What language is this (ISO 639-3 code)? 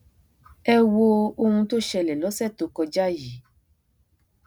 yor